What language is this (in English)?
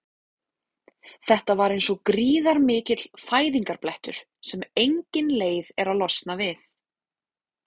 Icelandic